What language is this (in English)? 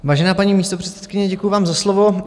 Czech